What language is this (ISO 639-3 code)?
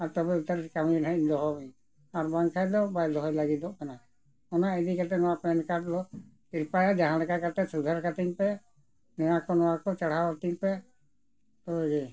sat